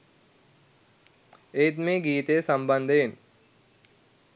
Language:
Sinhala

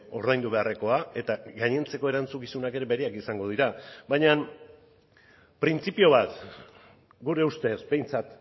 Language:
Basque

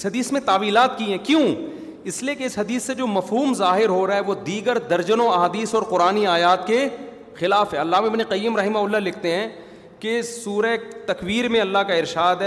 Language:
Urdu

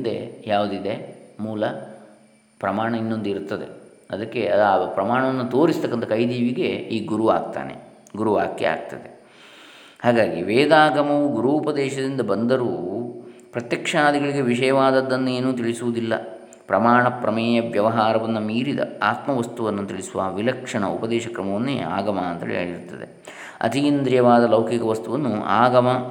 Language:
Kannada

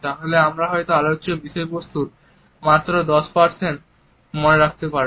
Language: Bangla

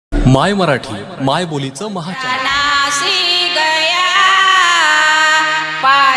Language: Marathi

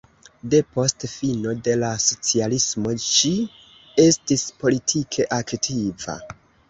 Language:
Esperanto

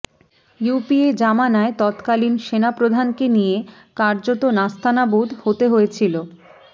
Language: Bangla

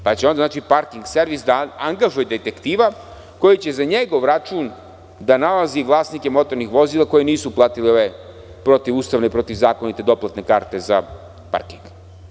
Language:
Serbian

